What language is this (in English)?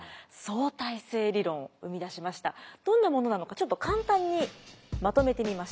Japanese